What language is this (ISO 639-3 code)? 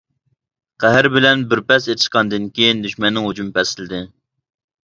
uig